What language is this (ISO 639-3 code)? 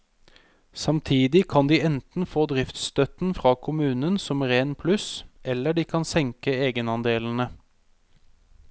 nor